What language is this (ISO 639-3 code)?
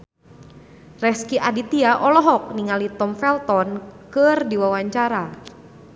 sun